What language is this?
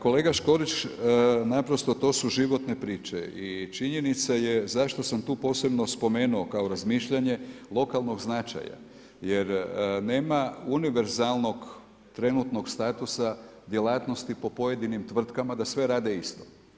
Croatian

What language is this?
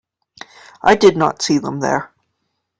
English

